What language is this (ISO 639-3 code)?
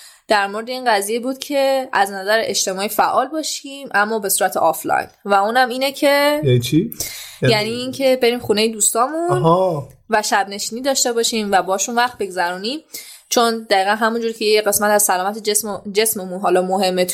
fas